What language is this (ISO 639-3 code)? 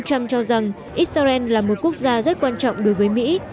vie